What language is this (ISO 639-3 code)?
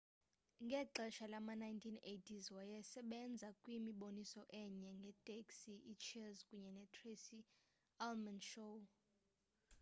xho